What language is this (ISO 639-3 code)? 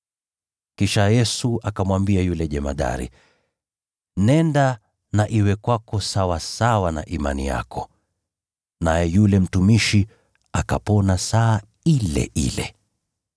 swa